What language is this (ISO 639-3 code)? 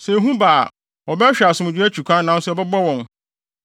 aka